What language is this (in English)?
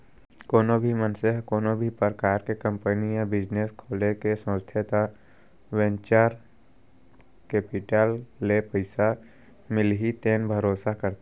Chhattisgarhi